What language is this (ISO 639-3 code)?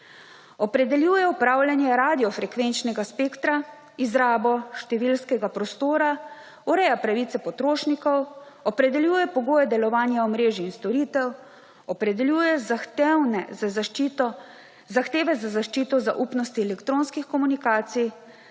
slv